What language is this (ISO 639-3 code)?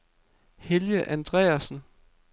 dan